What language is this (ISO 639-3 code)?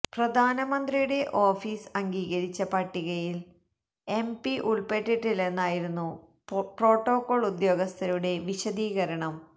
mal